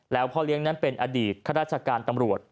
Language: Thai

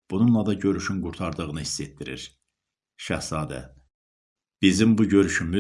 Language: Turkish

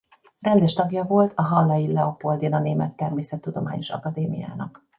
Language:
Hungarian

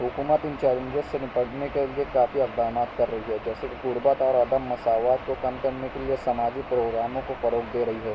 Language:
Urdu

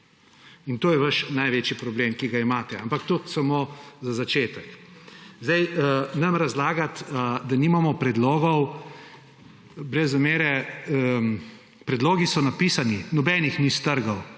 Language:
Slovenian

